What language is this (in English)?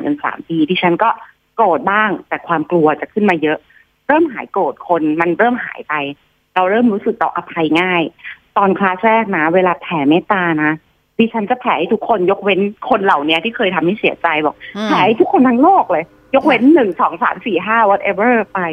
Thai